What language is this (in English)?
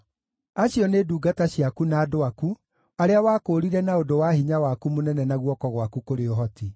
Kikuyu